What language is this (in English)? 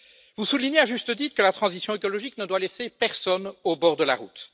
French